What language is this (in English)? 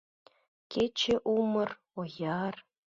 Mari